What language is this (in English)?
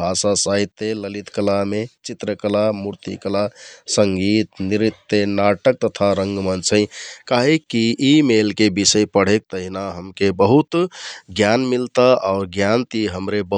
Kathoriya Tharu